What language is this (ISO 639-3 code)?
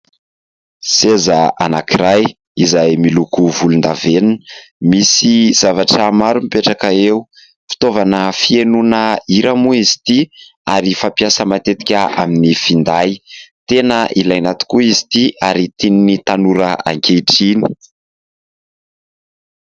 mlg